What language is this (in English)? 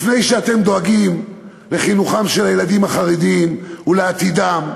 Hebrew